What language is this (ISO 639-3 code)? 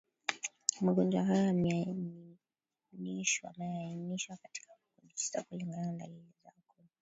swa